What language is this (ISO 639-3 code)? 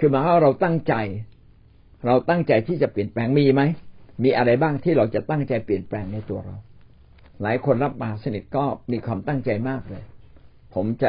tha